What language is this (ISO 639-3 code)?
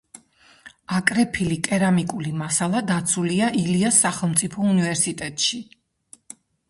kat